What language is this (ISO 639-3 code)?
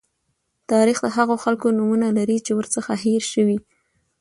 pus